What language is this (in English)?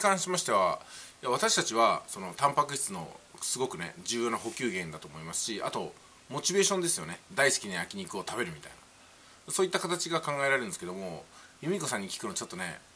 Japanese